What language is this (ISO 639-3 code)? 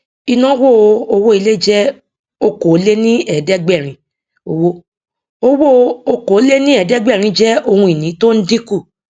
yor